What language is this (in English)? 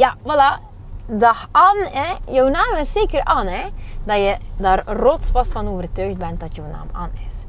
Dutch